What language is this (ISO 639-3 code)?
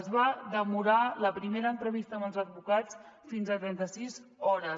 cat